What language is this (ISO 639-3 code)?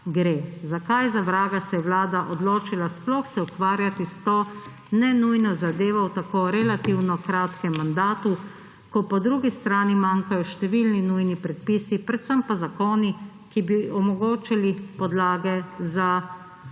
slv